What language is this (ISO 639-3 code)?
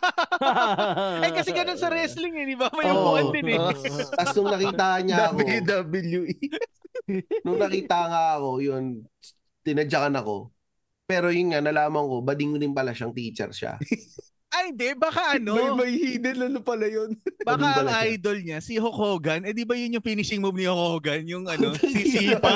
fil